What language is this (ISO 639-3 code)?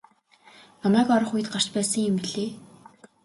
mon